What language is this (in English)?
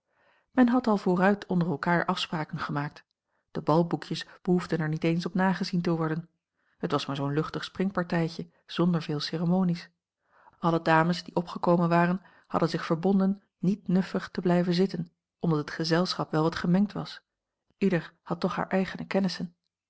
Dutch